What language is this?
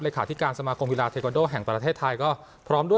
Thai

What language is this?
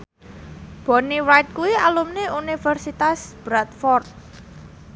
Javanese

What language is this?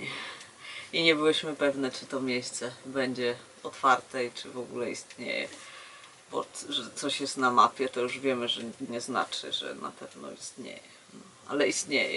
Polish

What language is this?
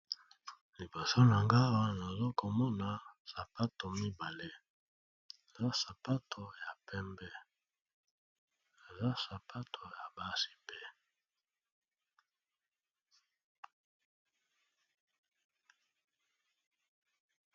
Lingala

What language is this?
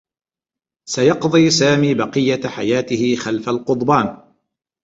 Arabic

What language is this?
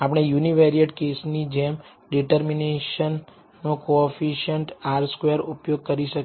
Gujarati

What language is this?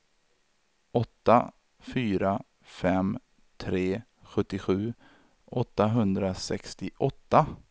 Swedish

